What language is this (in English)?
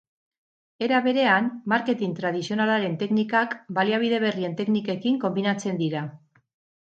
Basque